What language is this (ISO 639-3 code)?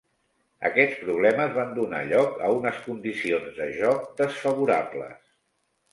cat